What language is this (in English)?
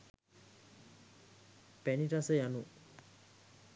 Sinhala